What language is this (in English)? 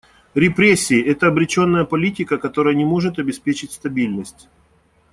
Russian